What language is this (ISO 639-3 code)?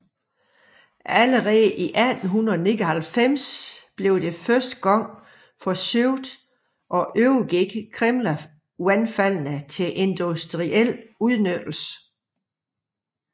dan